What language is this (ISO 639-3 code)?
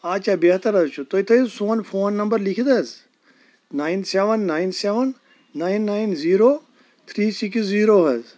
kas